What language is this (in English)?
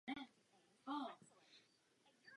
Czech